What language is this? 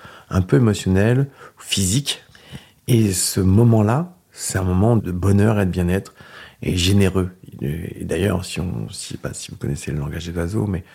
French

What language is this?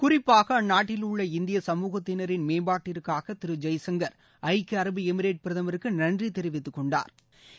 Tamil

